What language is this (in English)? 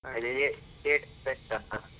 Kannada